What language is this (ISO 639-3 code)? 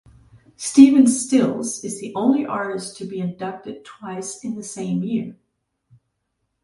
eng